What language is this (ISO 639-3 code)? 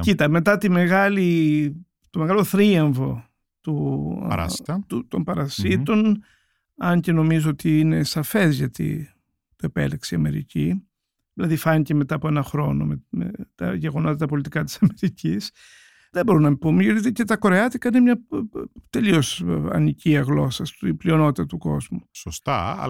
ell